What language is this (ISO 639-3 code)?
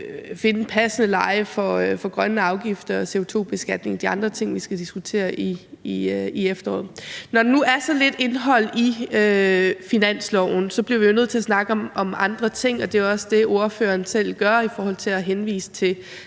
dan